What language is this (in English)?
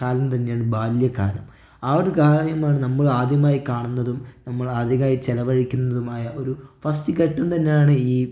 Malayalam